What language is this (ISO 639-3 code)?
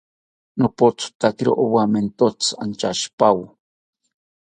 cpy